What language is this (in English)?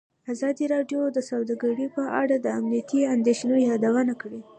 Pashto